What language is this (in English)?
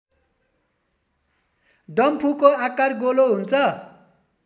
Nepali